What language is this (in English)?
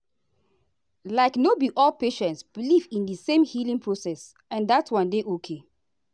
Nigerian Pidgin